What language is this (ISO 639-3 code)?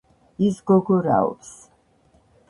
kat